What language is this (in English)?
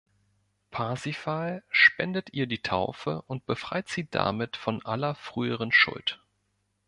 German